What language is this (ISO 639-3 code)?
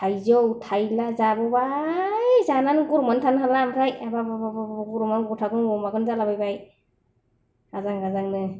brx